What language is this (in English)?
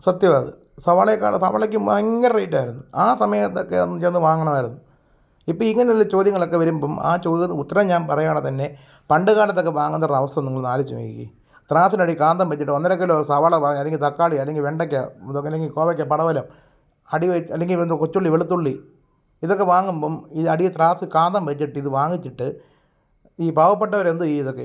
Malayalam